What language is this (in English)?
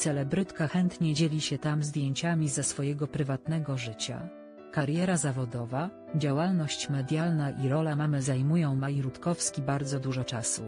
Polish